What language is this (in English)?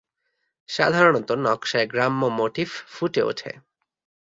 Bangla